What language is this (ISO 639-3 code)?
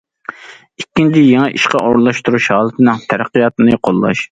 uig